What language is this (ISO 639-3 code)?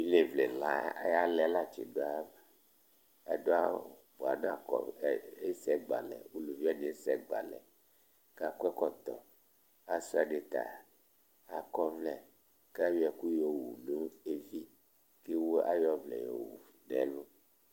kpo